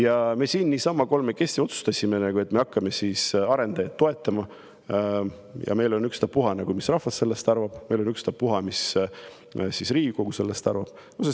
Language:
Estonian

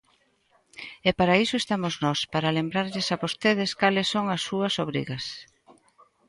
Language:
Galician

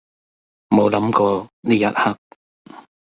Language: Cantonese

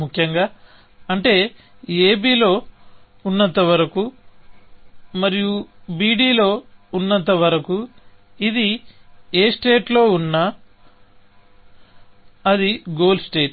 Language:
Telugu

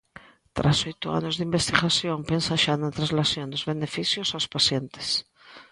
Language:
Galician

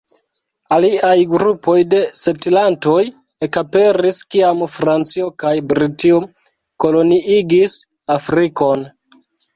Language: Esperanto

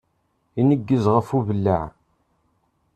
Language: Kabyle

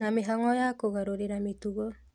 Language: Kikuyu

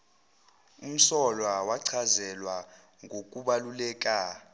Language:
Zulu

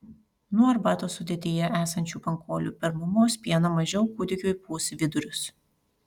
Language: Lithuanian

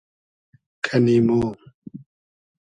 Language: Hazaragi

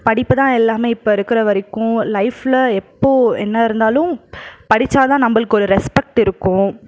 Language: Tamil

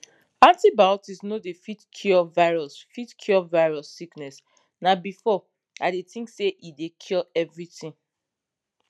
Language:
Nigerian Pidgin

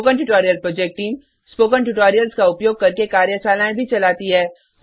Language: Hindi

